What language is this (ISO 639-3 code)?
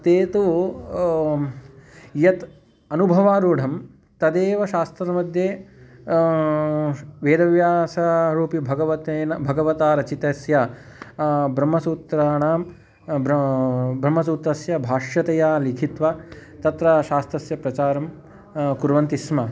san